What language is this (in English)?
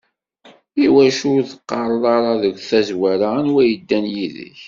Kabyle